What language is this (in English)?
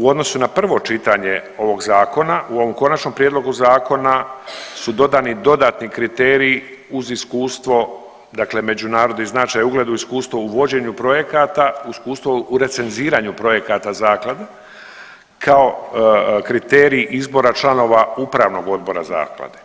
Croatian